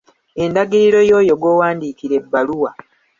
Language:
Ganda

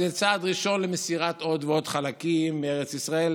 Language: Hebrew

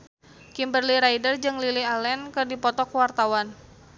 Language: Sundanese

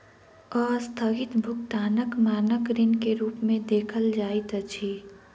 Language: Maithili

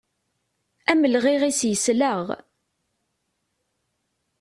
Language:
Kabyle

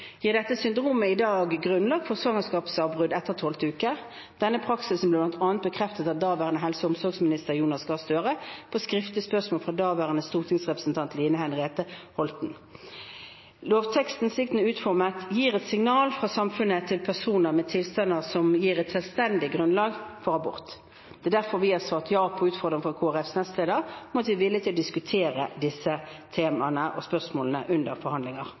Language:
Norwegian Bokmål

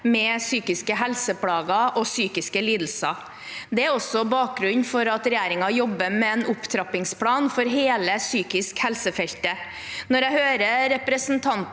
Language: Norwegian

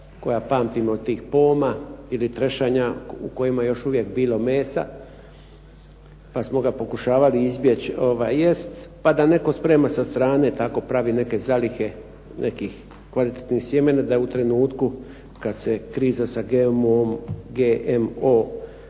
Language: Croatian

